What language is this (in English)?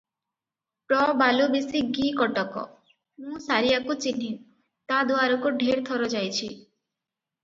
Odia